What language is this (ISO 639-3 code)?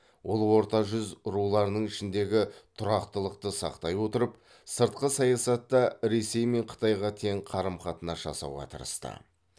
kaz